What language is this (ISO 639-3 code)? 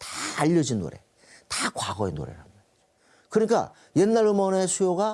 kor